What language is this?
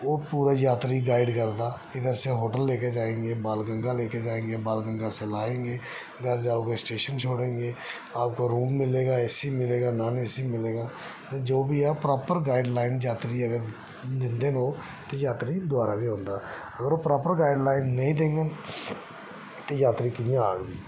Dogri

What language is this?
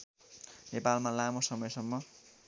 Nepali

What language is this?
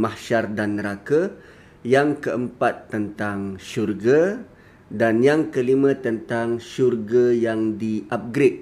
Malay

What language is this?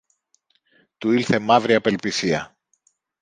Greek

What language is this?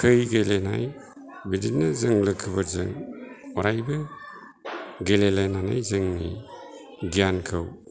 Bodo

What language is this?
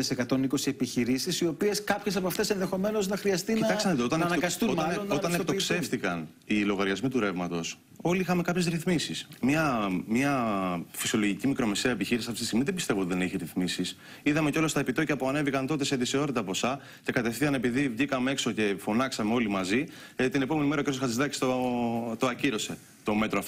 Greek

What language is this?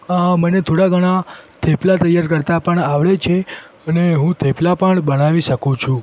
Gujarati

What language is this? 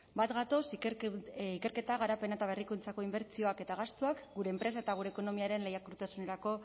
Basque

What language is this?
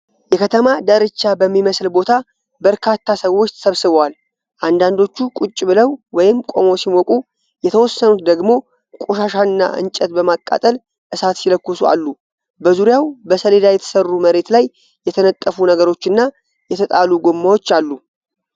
Amharic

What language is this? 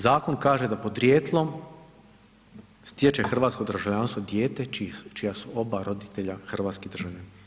Croatian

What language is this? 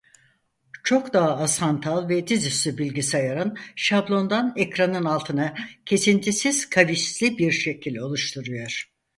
Turkish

